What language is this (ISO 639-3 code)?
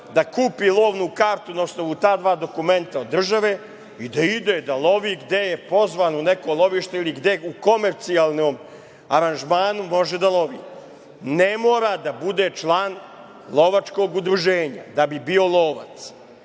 srp